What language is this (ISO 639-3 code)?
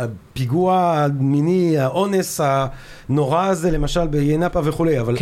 heb